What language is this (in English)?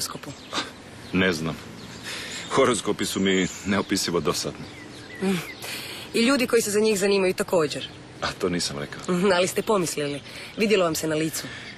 Croatian